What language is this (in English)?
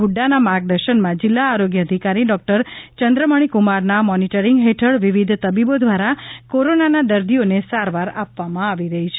Gujarati